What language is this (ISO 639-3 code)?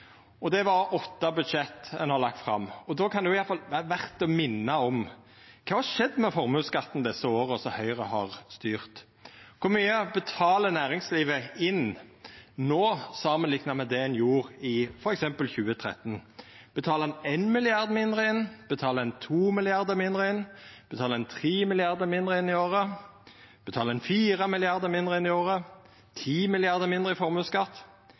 nno